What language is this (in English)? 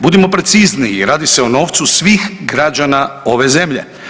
Croatian